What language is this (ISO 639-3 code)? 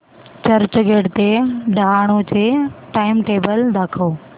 mar